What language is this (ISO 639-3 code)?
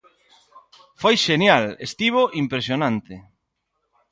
glg